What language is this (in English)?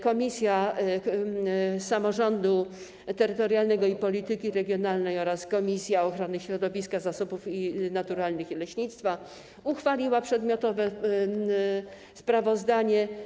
Polish